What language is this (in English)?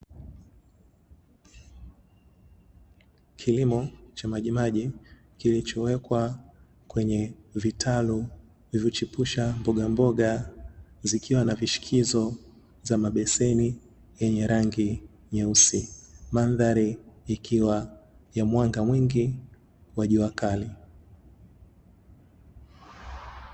Swahili